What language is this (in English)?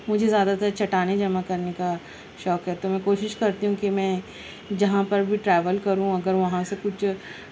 Urdu